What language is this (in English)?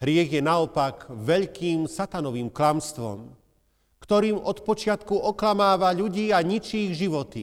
Slovak